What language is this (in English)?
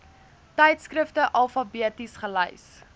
Afrikaans